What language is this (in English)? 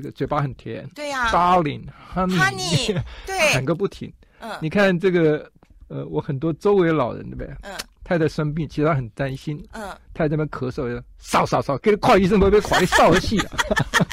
Chinese